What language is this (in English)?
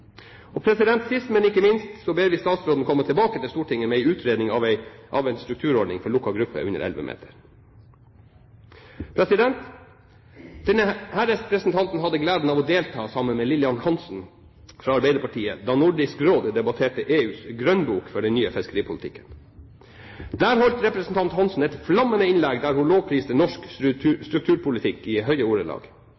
Norwegian Bokmål